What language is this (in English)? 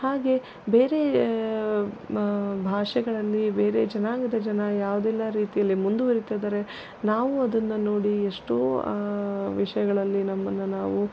Kannada